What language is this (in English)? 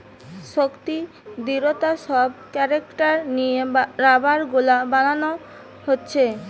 Bangla